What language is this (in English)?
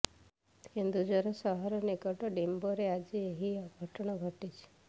Odia